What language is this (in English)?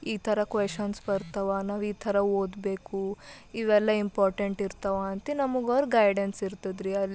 Kannada